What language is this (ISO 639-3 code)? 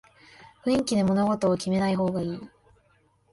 jpn